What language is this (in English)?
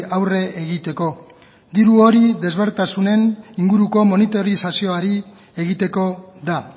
Basque